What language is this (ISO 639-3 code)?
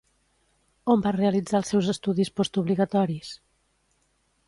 cat